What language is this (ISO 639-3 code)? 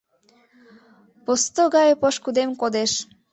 chm